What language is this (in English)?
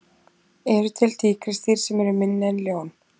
Icelandic